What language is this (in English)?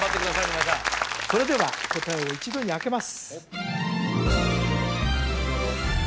Japanese